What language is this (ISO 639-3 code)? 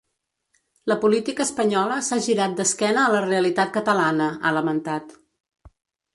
cat